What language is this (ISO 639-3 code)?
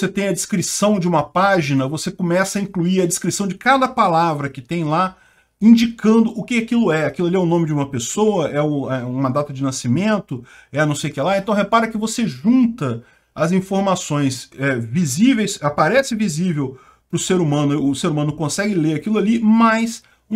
por